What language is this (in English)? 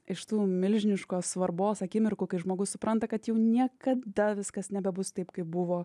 Lithuanian